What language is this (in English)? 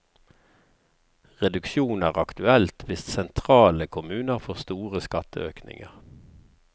Norwegian